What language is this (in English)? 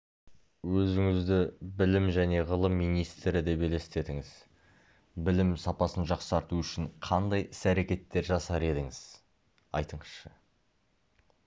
Kazakh